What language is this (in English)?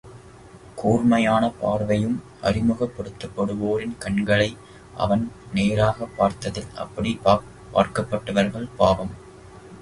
Tamil